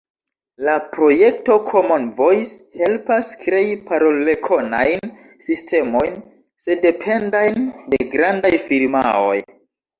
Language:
Esperanto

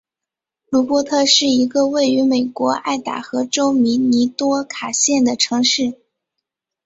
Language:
Chinese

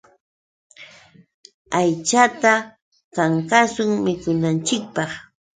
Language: Yauyos Quechua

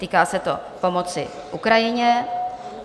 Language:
Czech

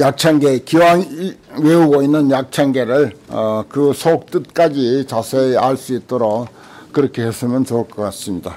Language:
Korean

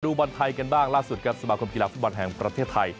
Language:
Thai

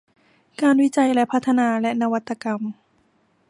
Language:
Thai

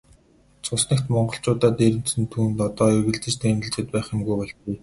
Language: Mongolian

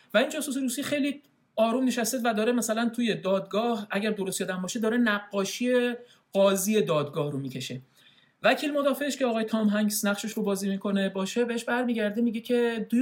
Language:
Persian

